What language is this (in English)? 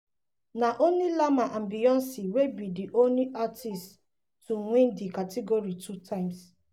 Nigerian Pidgin